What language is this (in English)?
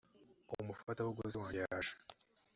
Kinyarwanda